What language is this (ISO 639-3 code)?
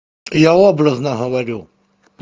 rus